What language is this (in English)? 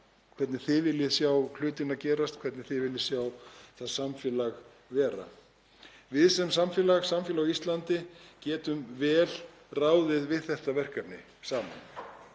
Icelandic